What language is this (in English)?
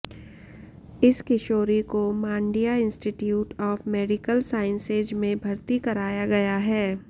Hindi